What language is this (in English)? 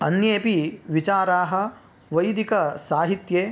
Sanskrit